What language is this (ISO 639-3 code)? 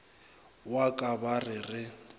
nso